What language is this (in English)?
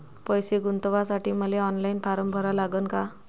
Marathi